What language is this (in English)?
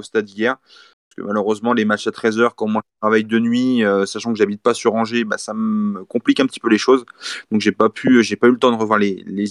French